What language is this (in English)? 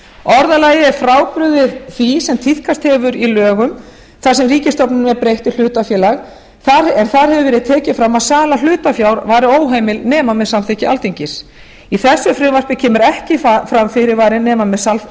Icelandic